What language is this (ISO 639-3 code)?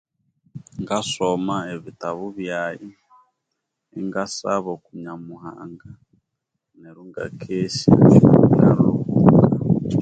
koo